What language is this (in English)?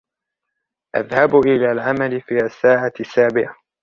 Arabic